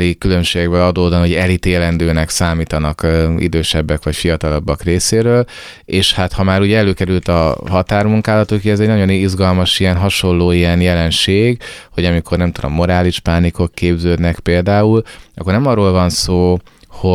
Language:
Hungarian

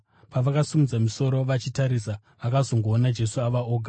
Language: Shona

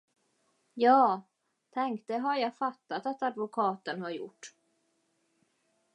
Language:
Swedish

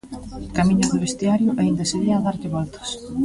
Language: Galician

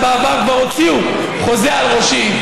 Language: Hebrew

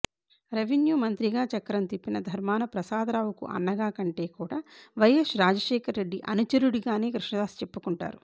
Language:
Telugu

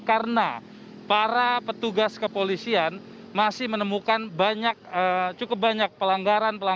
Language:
Indonesian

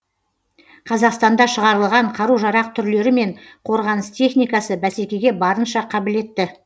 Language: Kazakh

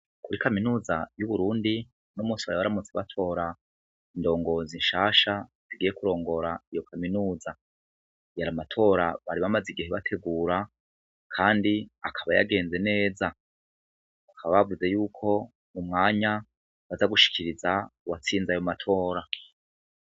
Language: Rundi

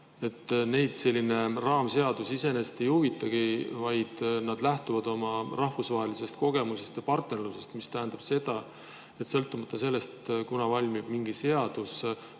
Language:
Estonian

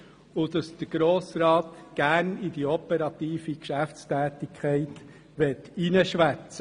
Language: Swiss German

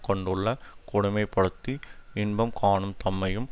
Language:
Tamil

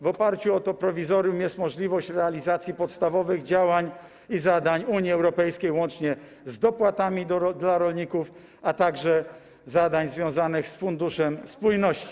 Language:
Polish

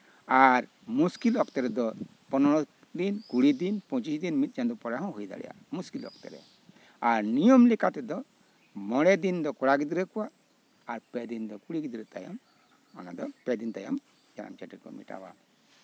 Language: Santali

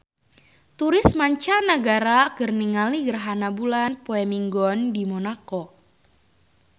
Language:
Sundanese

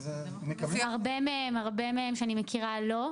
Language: Hebrew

